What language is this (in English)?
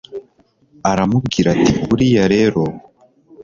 Kinyarwanda